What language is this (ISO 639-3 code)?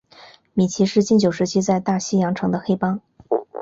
zho